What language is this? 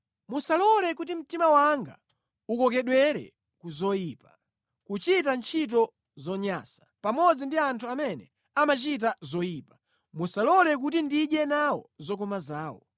Nyanja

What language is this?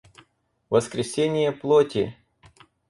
Russian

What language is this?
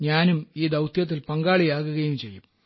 Malayalam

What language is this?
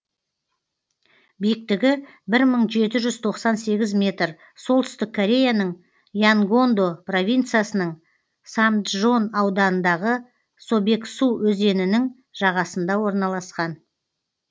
Kazakh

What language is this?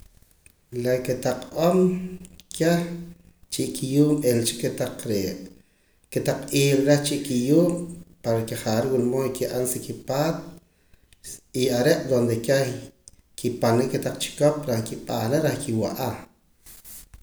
Poqomam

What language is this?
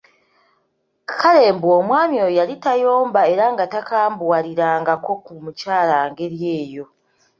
Ganda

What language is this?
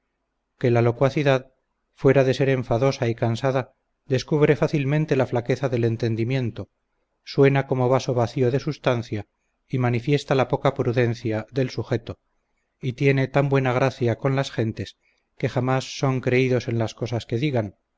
Spanish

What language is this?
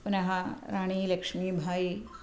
Sanskrit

